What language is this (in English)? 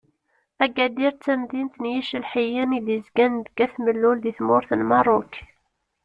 Kabyle